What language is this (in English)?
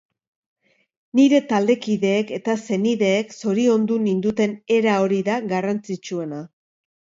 Basque